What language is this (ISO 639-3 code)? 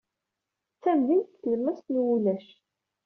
kab